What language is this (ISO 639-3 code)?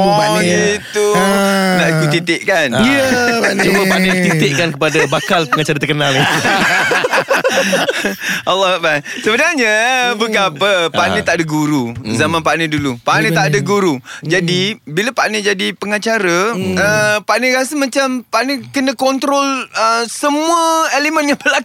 msa